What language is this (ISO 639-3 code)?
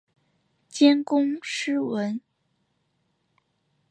zho